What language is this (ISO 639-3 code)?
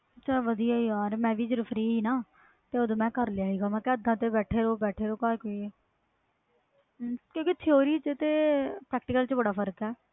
pan